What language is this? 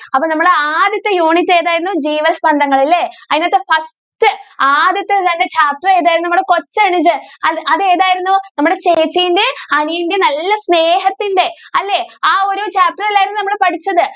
Malayalam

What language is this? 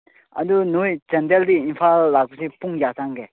Manipuri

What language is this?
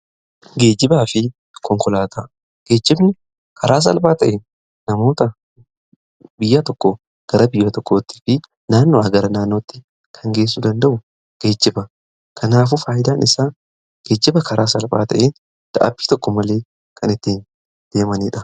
Oromo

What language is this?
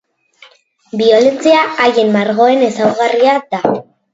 Basque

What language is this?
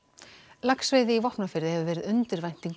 Icelandic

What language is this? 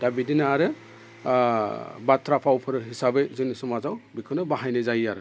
Bodo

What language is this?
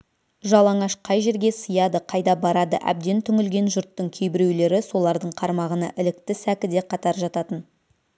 Kazakh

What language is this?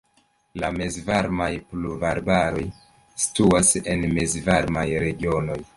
Esperanto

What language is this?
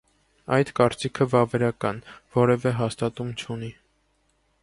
Armenian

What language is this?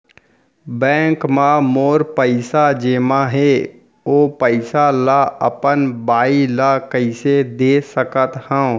Chhattisgarhi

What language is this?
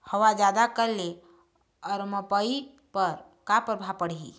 Chhattisgarhi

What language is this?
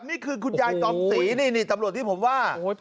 Thai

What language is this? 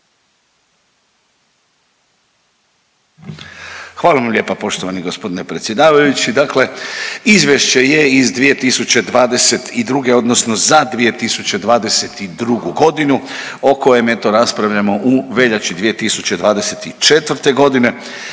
Croatian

